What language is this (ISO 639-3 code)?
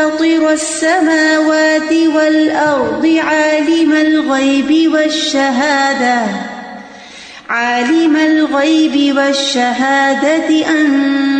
urd